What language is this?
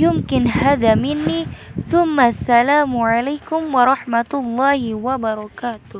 Arabic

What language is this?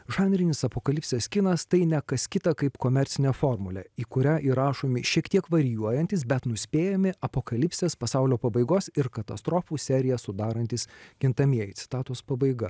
Lithuanian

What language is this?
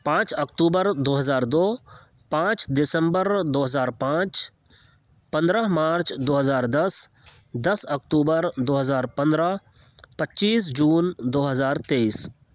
Urdu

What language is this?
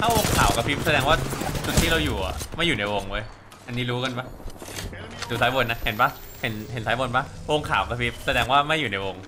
Thai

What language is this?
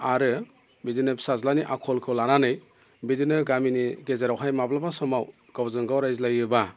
Bodo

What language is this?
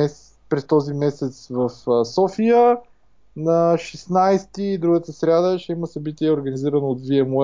Bulgarian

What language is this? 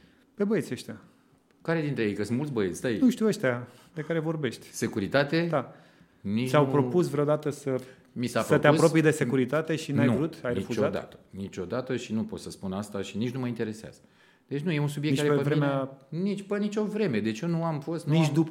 Romanian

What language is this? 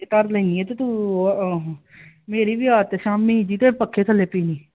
Punjabi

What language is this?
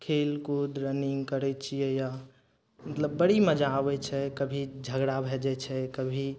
Maithili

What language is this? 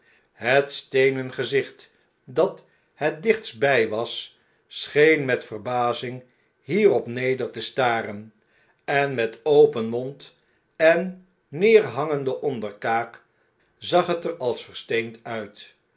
Dutch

